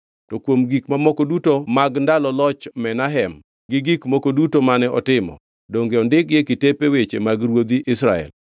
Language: Luo (Kenya and Tanzania)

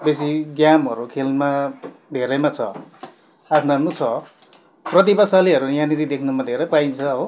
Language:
Nepali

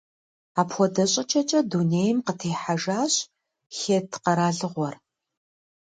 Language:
Kabardian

